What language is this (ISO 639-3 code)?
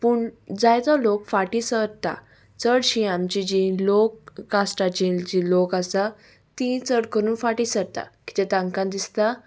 kok